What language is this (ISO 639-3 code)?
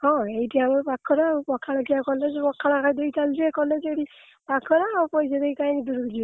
ori